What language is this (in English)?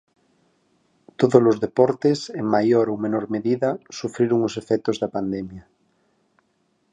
Galician